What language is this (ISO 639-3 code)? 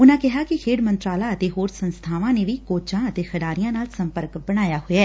pan